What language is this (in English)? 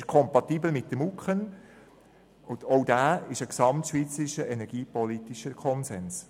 Swiss German